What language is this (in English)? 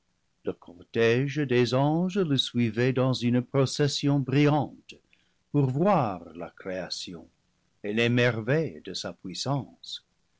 French